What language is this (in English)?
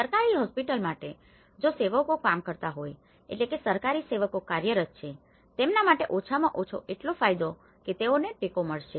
Gujarati